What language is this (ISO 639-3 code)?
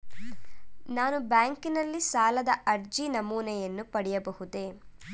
kan